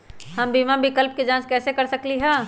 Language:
Magahi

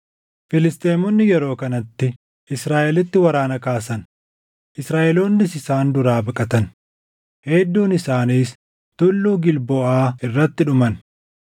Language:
Oromo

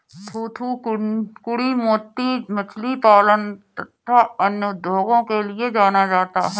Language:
Hindi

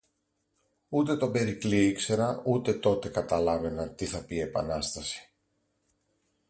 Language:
Greek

